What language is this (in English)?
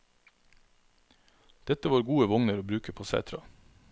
Norwegian